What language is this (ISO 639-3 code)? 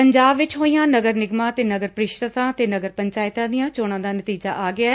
pan